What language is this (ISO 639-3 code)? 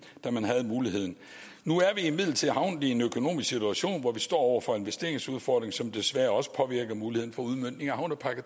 dan